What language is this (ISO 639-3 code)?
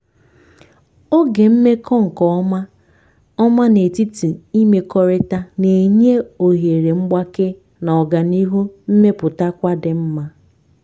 ibo